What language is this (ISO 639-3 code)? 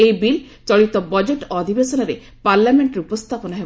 ori